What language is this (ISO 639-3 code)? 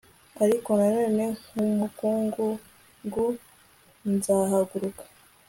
kin